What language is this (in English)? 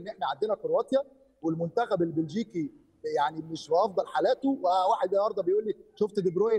Arabic